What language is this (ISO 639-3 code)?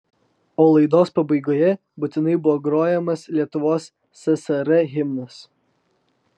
lit